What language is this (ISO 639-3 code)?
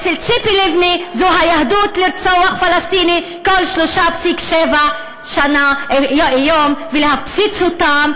heb